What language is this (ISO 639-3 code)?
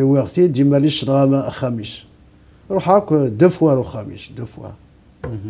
ara